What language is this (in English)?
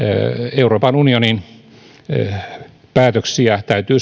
Finnish